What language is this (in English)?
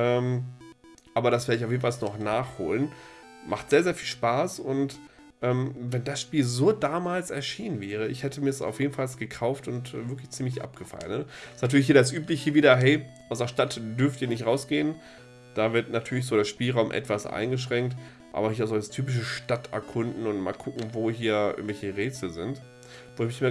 German